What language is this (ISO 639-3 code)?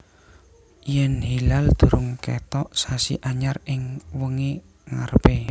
jav